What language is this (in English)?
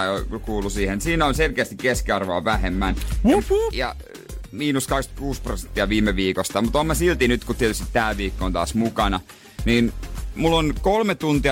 Finnish